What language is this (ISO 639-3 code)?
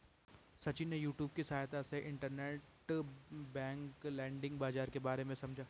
hin